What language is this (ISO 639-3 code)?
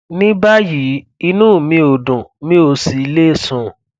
yor